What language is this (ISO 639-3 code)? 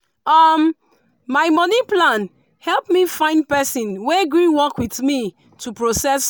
pcm